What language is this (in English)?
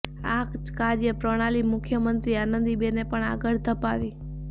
Gujarati